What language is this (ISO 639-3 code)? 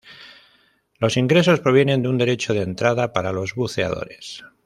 spa